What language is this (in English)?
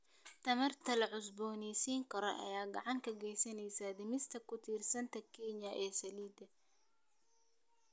Somali